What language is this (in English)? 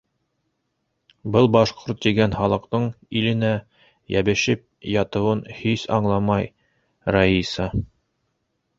Bashkir